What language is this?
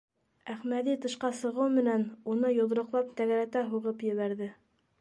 Bashkir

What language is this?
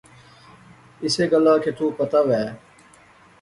Pahari-Potwari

